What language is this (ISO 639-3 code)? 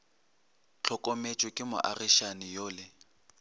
nso